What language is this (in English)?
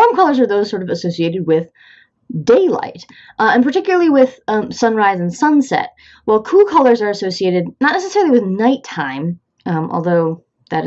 English